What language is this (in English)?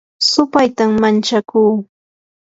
Yanahuanca Pasco Quechua